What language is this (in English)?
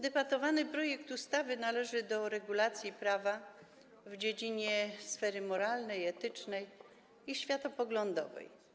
Polish